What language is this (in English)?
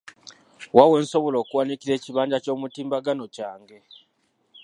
Ganda